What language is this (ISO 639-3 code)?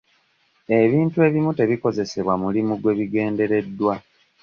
lug